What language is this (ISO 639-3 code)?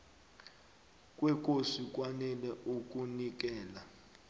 nbl